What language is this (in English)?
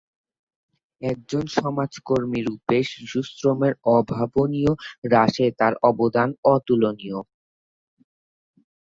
Bangla